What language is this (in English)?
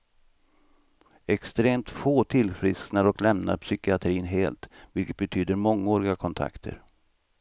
Swedish